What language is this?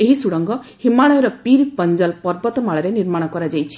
Odia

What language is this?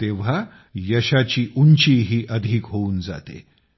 Marathi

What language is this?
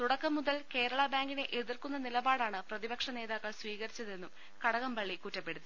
Malayalam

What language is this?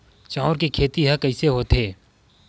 Chhattisgarhi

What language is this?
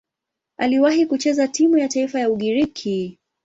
Swahili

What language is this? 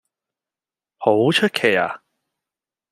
Cantonese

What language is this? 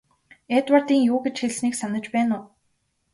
Mongolian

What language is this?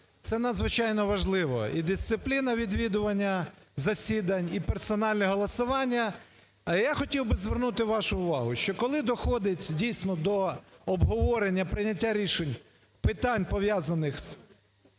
Ukrainian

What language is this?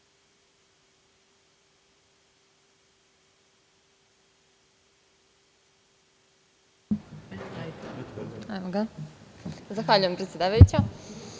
Serbian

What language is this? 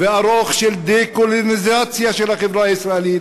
Hebrew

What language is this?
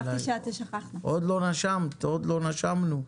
Hebrew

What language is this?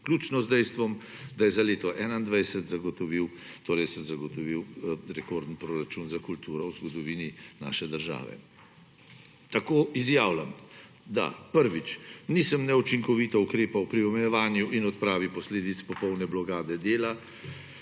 Slovenian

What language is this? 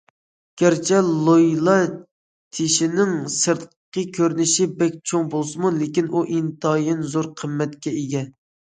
Uyghur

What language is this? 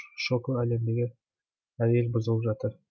Kazakh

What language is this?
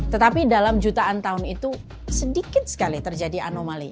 Indonesian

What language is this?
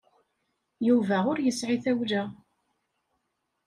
Kabyle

